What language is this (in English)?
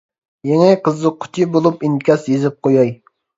Uyghur